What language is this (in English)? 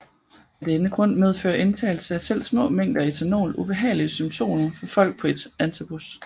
Danish